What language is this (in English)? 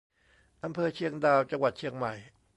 Thai